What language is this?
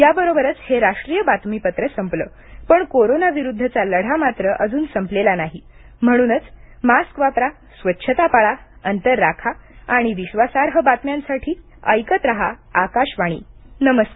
Marathi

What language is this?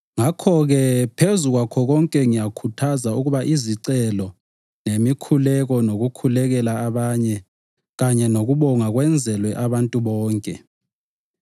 North Ndebele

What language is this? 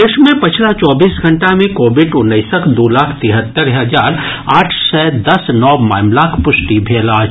Maithili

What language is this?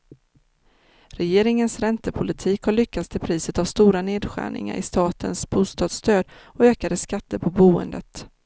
Swedish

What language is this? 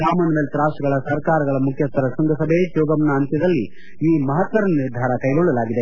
Kannada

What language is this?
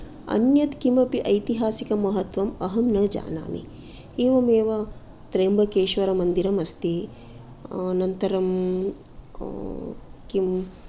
Sanskrit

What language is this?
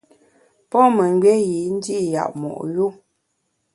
Bamun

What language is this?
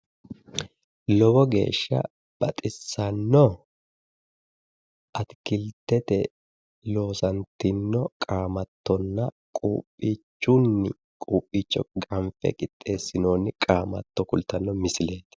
Sidamo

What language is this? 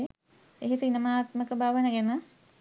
Sinhala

